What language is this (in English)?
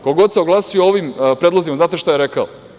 Serbian